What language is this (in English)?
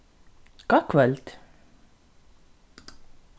Faroese